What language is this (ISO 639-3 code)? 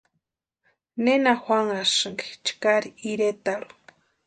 pua